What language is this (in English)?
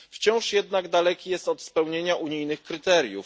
Polish